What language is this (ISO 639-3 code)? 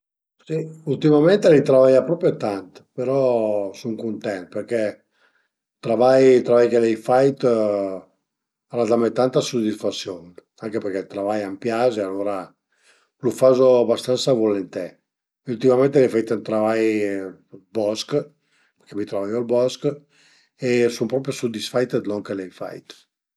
pms